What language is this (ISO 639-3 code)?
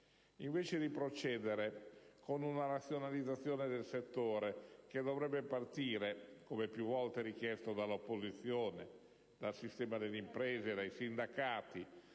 ita